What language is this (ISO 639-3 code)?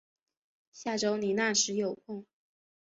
zho